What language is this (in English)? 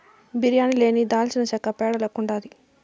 Telugu